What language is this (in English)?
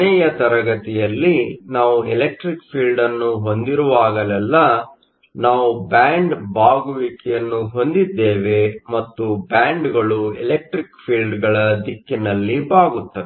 Kannada